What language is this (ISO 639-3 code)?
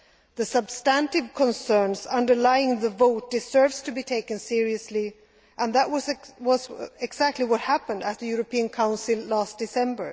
eng